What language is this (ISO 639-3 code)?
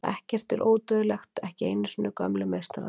isl